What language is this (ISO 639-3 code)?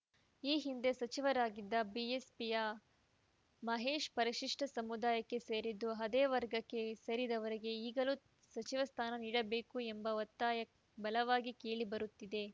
kan